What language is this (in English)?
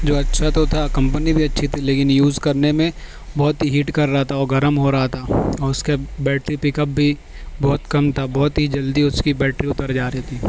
Urdu